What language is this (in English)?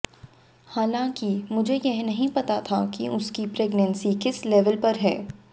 Hindi